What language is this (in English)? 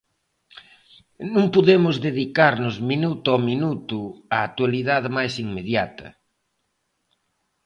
Galician